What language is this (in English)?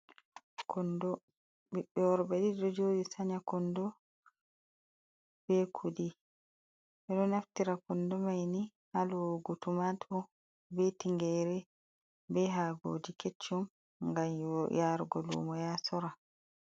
Fula